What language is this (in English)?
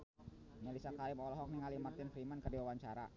Sundanese